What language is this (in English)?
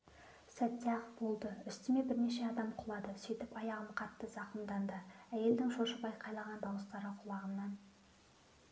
Kazakh